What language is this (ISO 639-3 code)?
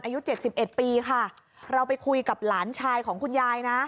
tha